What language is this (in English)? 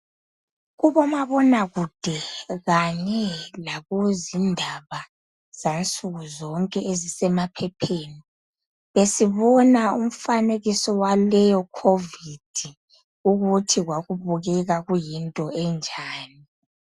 North Ndebele